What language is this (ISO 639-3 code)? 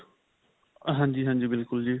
pan